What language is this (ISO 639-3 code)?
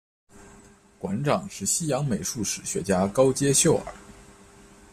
zho